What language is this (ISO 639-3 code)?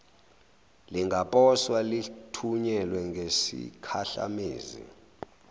zul